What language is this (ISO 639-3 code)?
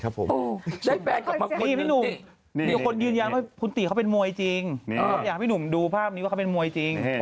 tha